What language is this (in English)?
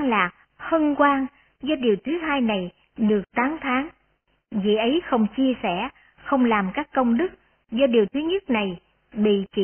Vietnamese